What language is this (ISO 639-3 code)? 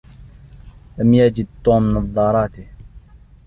ara